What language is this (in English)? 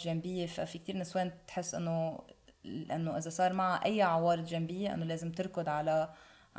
Arabic